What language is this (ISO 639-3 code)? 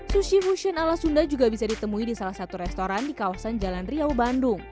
ind